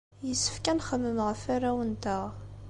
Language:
Kabyle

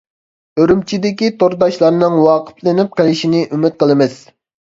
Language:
Uyghur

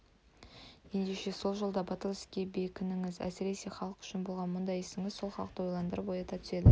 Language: Kazakh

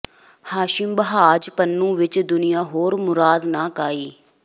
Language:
Punjabi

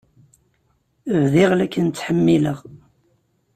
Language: Kabyle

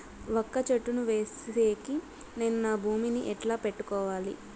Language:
Telugu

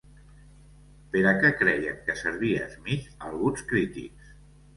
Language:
Catalan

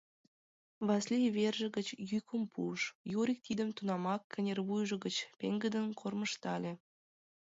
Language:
Mari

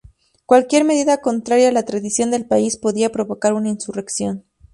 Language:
Spanish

